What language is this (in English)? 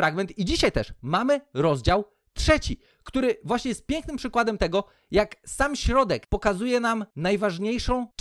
Polish